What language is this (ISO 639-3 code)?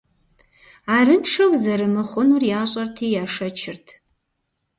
kbd